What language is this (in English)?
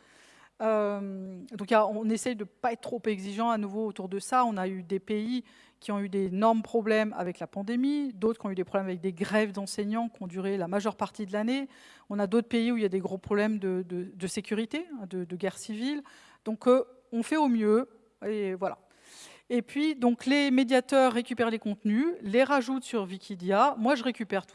French